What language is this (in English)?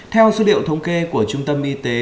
Vietnamese